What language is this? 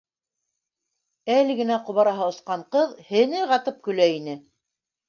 Bashkir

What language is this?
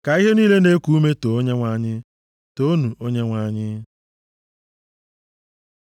Igbo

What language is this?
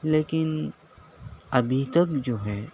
Urdu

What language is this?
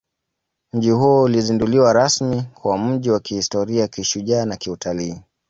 Swahili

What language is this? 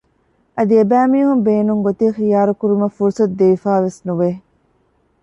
Divehi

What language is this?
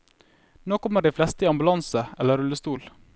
Norwegian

